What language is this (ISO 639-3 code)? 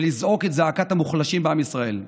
heb